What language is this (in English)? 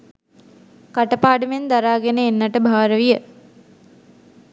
Sinhala